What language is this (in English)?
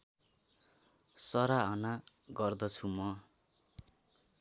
Nepali